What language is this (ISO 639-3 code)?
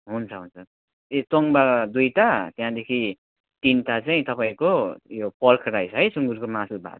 nep